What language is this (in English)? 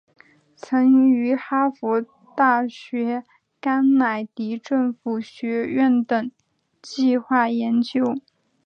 Chinese